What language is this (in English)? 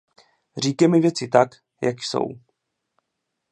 Czech